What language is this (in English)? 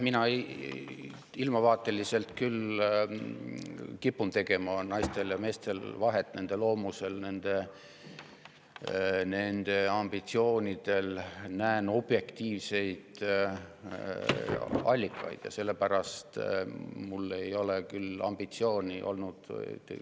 Estonian